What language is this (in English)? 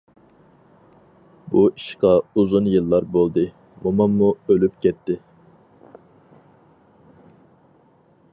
Uyghur